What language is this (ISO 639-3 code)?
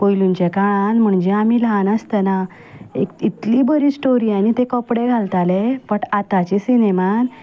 kok